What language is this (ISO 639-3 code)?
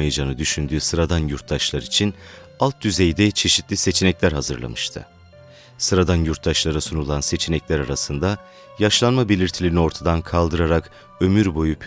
tur